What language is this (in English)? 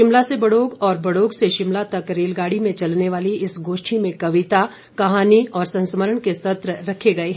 Hindi